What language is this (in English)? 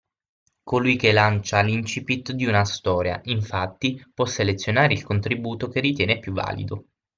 Italian